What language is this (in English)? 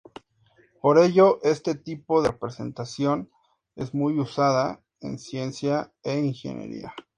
Spanish